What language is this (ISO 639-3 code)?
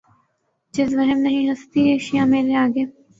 urd